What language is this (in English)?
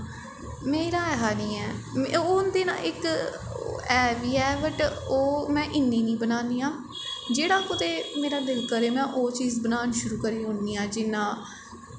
Dogri